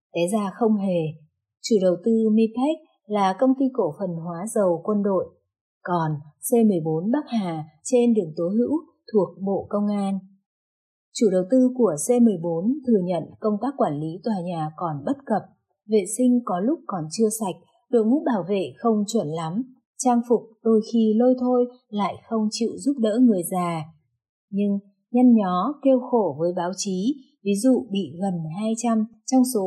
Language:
Vietnamese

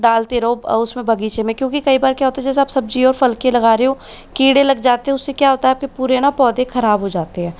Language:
Hindi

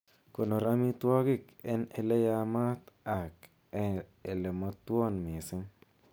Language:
Kalenjin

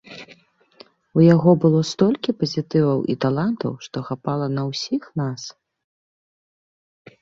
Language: Belarusian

